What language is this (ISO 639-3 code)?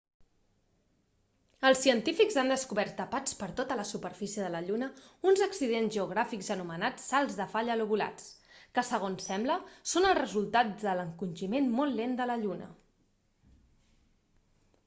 cat